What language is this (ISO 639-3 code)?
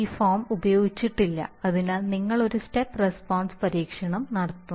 mal